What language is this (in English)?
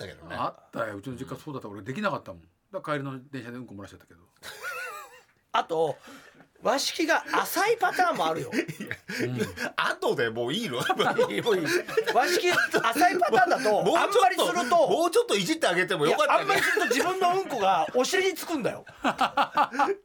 Japanese